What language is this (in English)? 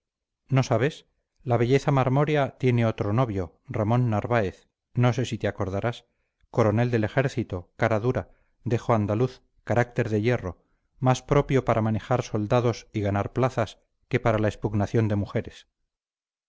Spanish